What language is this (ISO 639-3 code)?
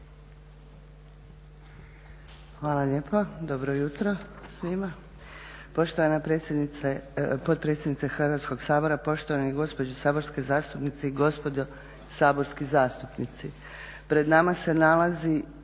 hrv